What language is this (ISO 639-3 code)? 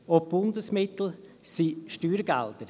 gsw